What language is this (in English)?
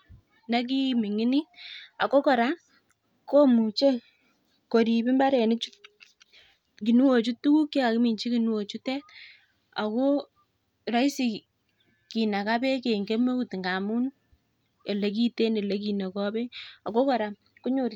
Kalenjin